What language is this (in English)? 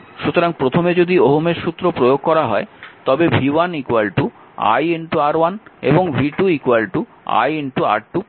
Bangla